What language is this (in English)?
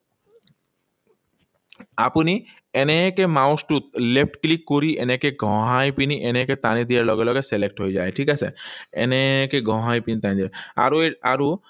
Assamese